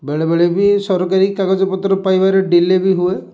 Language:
Odia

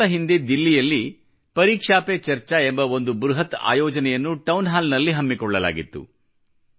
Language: Kannada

